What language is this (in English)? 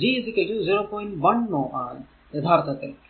Malayalam